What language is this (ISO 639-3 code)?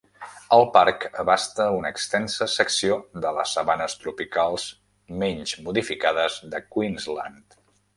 cat